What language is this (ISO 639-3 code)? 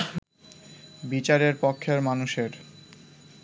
ben